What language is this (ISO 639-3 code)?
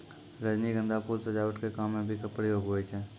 mai